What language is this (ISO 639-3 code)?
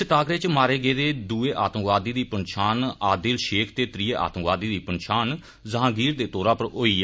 doi